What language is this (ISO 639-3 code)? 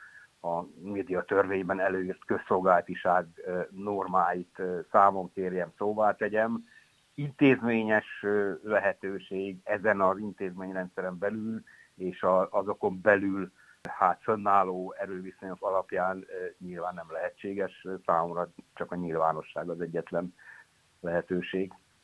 hun